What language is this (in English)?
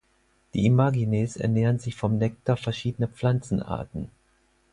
German